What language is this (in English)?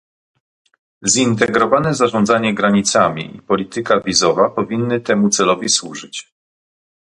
Polish